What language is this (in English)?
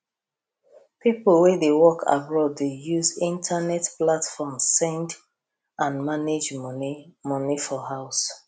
Nigerian Pidgin